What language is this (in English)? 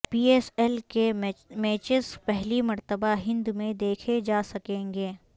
Urdu